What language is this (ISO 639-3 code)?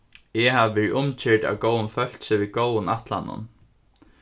fao